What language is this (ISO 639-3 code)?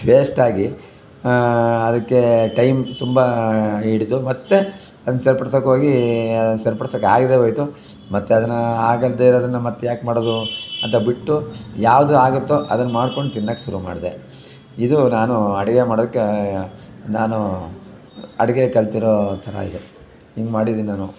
kan